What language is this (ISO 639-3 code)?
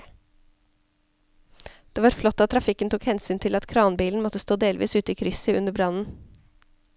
nor